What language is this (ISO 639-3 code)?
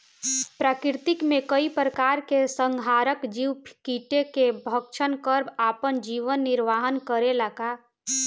bho